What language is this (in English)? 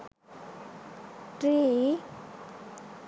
Sinhala